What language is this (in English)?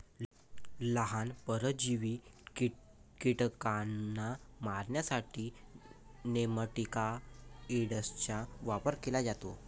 Marathi